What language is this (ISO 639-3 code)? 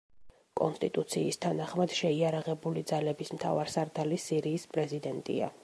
kat